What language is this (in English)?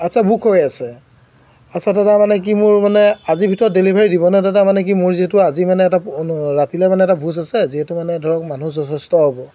Assamese